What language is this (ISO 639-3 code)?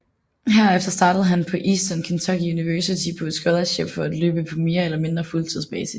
dan